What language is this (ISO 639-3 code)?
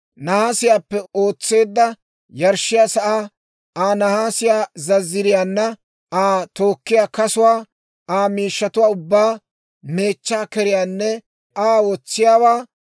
dwr